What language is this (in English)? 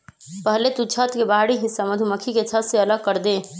Magahi